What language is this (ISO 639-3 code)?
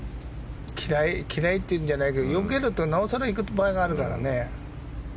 jpn